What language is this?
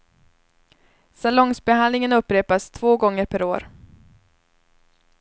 Swedish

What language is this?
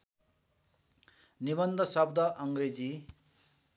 Nepali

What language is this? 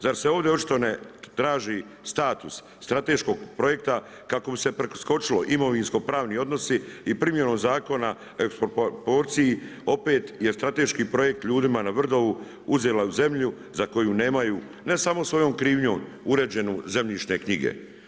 Croatian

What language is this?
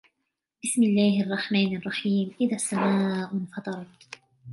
Arabic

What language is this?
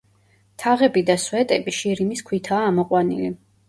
Georgian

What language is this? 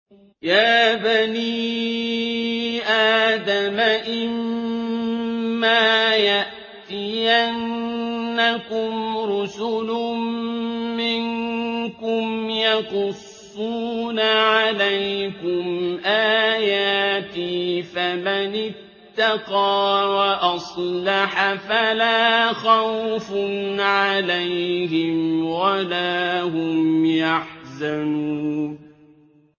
Arabic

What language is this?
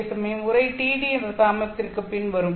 Tamil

